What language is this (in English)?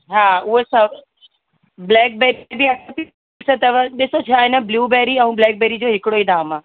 Sindhi